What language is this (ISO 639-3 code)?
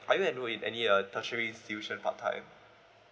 eng